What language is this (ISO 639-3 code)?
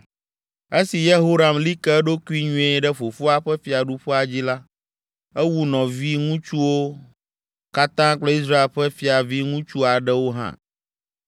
ewe